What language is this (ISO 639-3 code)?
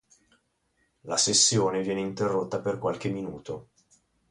ita